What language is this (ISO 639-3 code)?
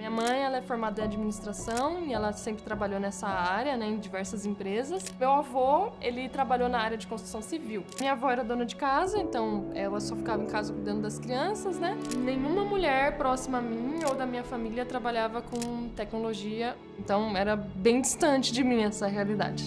por